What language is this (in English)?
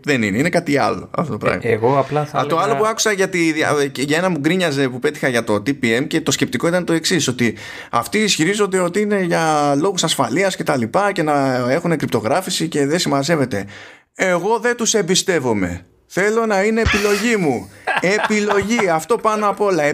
Greek